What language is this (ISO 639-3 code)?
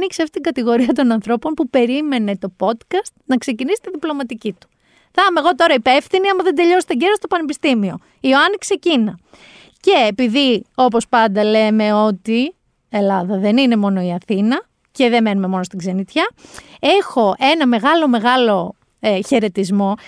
ell